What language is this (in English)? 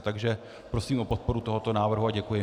Czech